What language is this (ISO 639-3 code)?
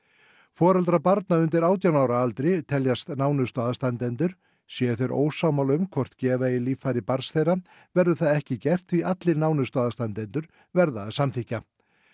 isl